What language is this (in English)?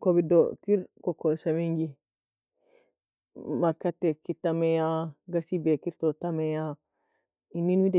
Nobiin